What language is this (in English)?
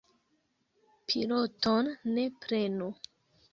Esperanto